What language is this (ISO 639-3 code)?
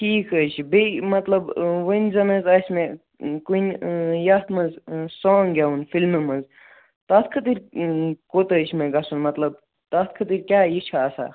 kas